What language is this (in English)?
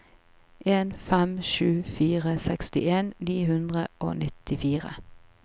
Norwegian